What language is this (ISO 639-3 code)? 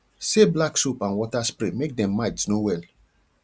pcm